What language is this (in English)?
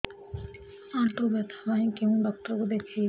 Odia